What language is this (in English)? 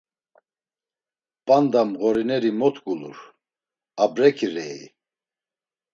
Laz